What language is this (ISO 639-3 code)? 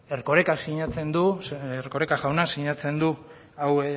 eus